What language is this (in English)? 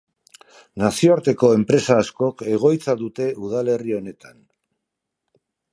Basque